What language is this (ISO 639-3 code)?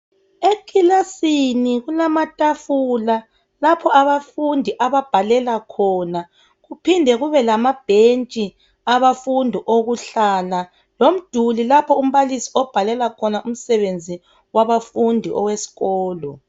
nde